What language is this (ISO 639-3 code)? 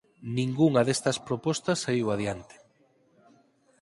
glg